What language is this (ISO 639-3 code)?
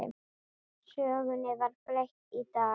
isl